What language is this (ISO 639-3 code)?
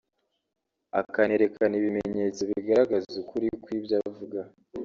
kin